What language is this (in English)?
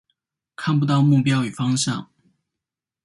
Chinese